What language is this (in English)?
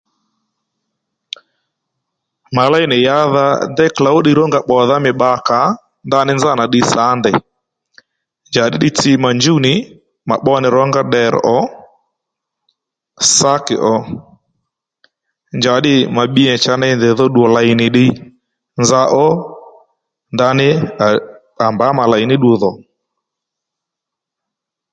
Lendu